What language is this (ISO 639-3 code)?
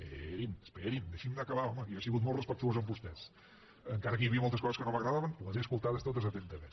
cat